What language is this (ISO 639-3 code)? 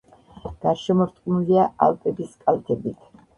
kat